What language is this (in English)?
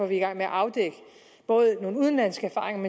Danish